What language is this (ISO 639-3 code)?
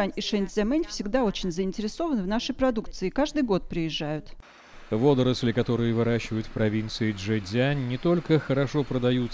rus